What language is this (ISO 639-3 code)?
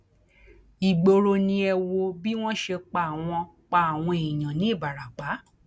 yor